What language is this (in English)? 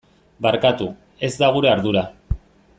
Basque